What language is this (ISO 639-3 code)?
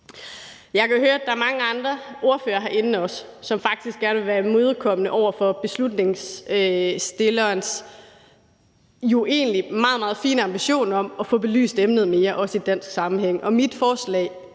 dan